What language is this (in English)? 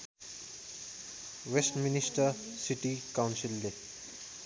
Nepali